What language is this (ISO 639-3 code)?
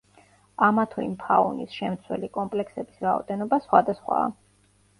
kat